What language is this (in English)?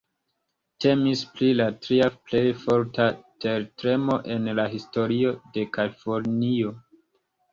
Esperanto